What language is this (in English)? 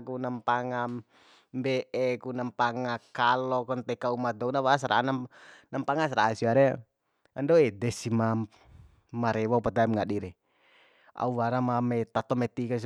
Bima